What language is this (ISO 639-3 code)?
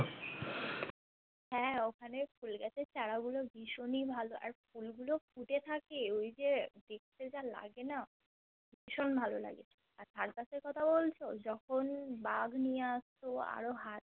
ben